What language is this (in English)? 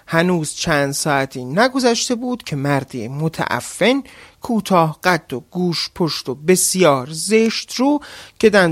Persian